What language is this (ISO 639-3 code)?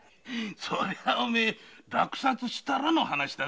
jpn